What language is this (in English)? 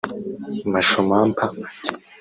Kinyarwanda